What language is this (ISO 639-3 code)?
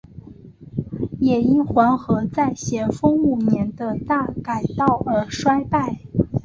zho